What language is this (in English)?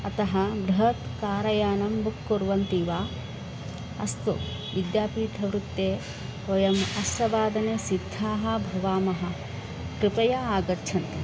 Sanskrit